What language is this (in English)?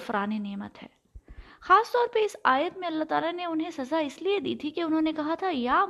Urdu